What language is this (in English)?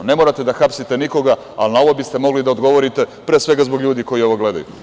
Serbian